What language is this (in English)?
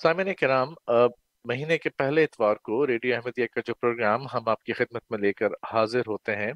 Urdu